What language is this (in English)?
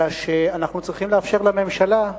Hebrew